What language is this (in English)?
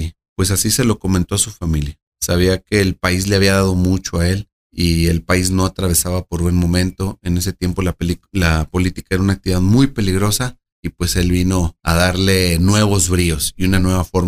Spanish